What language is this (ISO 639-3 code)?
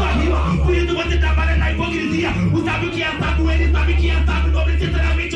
por